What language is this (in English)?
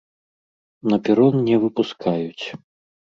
Belarusian